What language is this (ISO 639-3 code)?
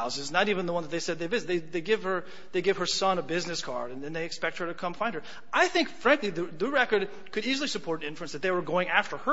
eng